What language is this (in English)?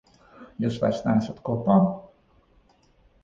Latvian